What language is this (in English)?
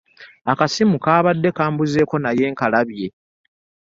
Ganda